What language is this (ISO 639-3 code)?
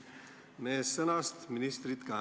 est